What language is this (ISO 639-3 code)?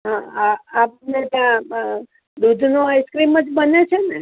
guj